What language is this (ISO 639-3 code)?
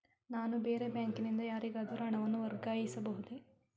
kan